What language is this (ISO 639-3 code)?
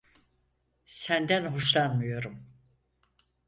tur